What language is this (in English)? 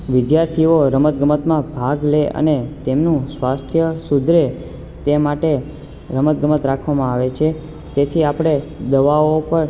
Gujarati